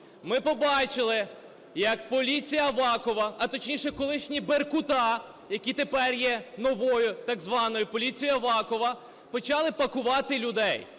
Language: Ukrainian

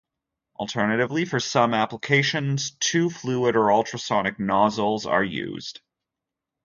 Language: English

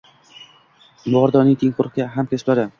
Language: Uzbek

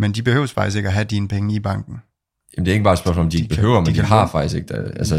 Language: Danish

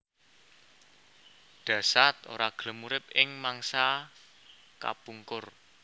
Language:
Javanese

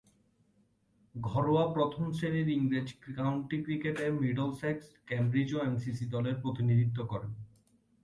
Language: Bangla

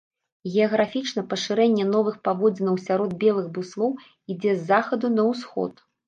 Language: Belarusian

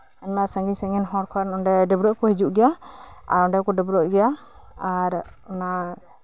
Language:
Santali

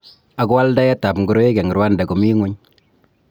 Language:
Kalenjin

